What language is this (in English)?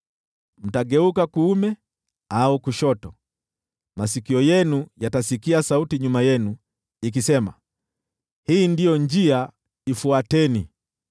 Swahili